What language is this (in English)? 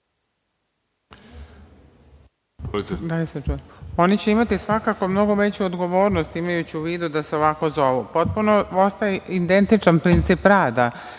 Serbian